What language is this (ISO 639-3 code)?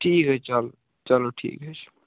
kas